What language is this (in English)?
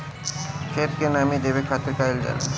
Bhojpuri